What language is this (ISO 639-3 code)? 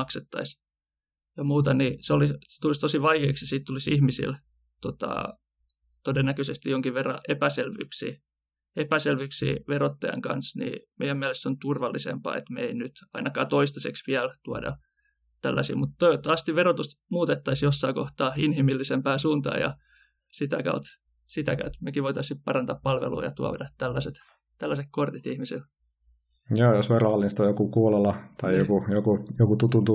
fin